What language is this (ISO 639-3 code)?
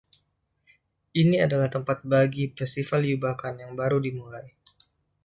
ind